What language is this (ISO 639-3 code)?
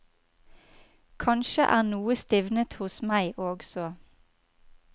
nor